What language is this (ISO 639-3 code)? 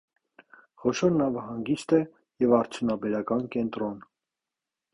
hye